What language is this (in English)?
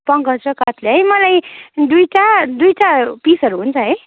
Nepali